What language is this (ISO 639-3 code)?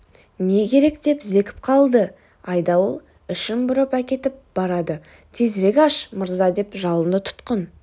kaz